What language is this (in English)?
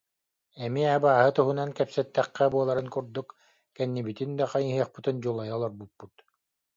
Yakut